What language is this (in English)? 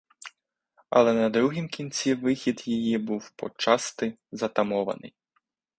Ukrainian